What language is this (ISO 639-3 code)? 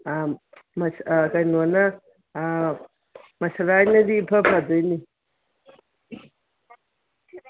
mni